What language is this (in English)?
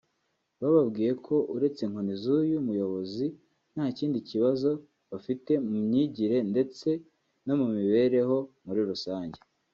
Kinyarwanda